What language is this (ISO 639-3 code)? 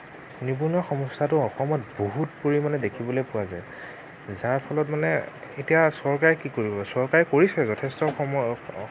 asm